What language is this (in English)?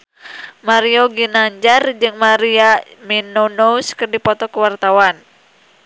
Sundanese